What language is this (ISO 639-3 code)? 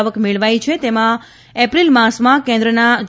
guj